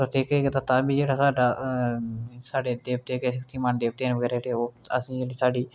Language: Dogri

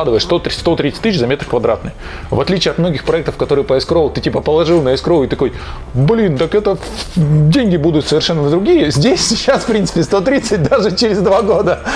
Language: Russian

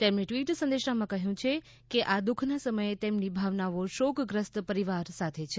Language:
Gujarati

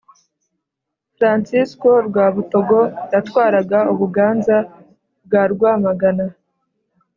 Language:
Kinyarwanda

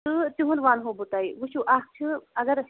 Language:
Kashmiri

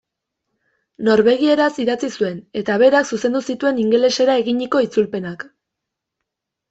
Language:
Basque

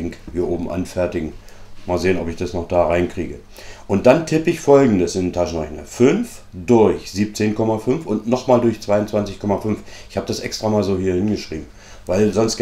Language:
German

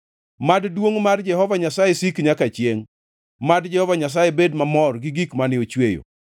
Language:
Luo (Kenya and Tanzania)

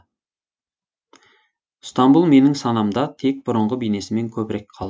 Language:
Kazakh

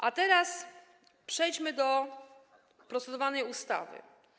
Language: Polish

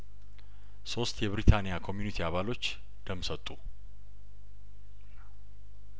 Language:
Amharic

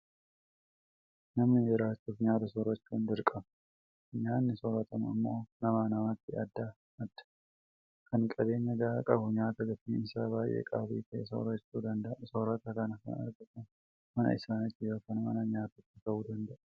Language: Oromo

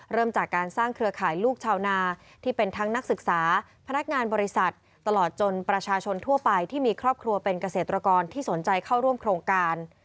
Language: Thai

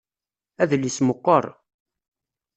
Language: Kabyle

